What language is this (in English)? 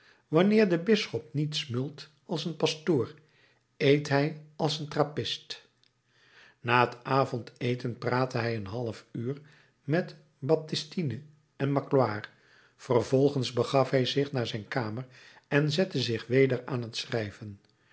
Dutch